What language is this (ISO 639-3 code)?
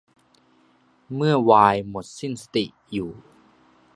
tha